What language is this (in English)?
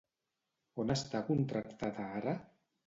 Catalan